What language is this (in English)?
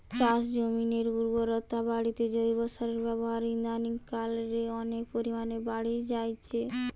Bangla